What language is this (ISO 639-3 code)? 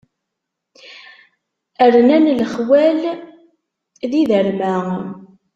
kab